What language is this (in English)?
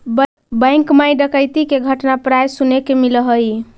Magahi